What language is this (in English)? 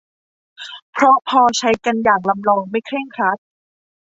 Thai